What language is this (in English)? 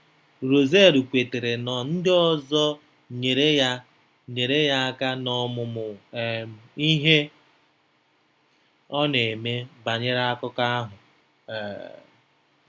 Igbo